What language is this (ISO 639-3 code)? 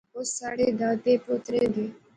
phr